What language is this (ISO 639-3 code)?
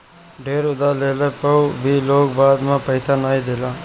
bho